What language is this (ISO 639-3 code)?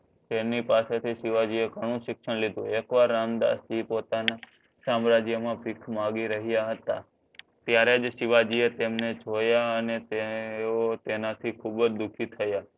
guj